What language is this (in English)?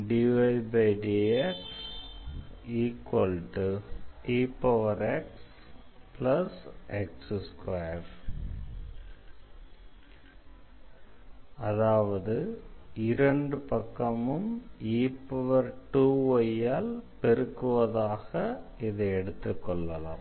Tamil